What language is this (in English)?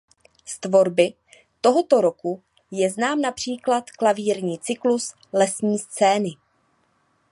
Czech